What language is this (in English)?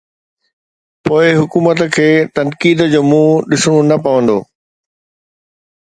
Sindhi